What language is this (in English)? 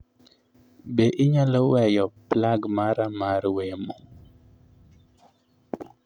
Luo (Kenya and Tanzania)